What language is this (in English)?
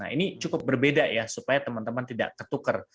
Indonesian